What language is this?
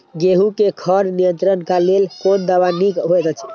Maithili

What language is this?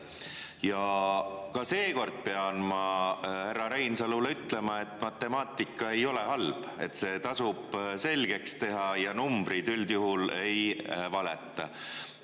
Estonian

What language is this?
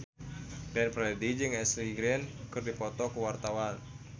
Sundanese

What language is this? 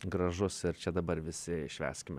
Lithuanian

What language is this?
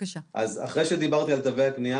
Hebrew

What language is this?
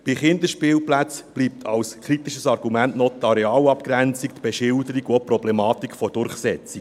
Swiss German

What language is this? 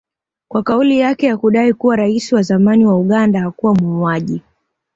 Swahili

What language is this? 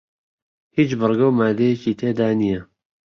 Central Kurdish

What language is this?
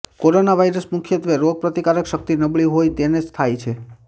Gujarati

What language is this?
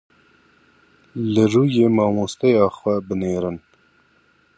Kurdish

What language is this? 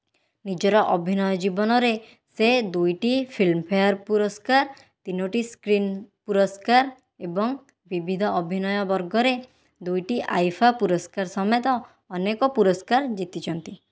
Odia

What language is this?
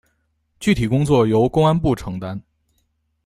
Chinese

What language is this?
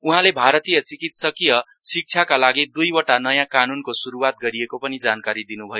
Nepali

